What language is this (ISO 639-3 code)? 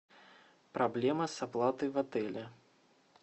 rus